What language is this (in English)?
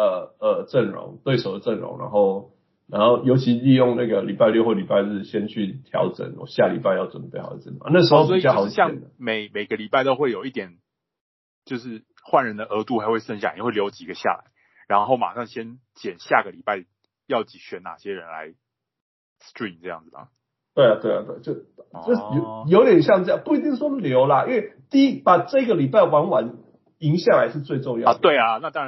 Chinese